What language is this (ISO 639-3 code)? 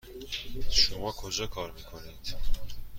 fas